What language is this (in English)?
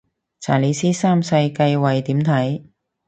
Cantonese